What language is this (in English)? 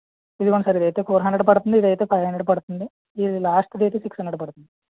Telugu